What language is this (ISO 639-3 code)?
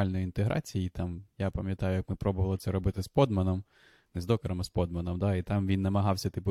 ukr